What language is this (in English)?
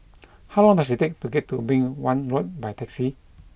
English